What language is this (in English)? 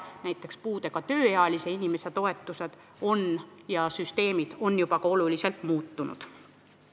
Estonian